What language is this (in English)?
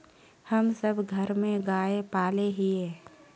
Magahi